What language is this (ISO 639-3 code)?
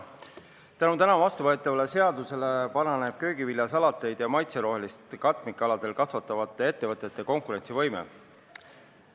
est